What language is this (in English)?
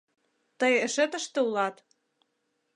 Mari